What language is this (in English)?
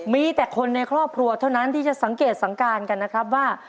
Thai